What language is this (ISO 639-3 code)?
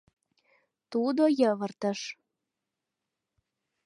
chm